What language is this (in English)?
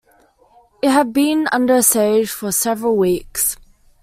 English